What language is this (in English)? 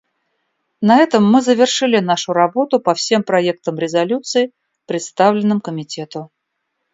Russian